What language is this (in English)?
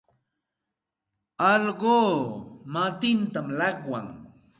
Santa Ana de Tusi Pasco Quechua